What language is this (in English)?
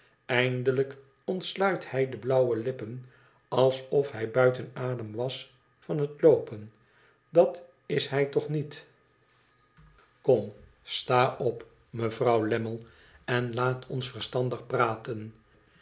Dutch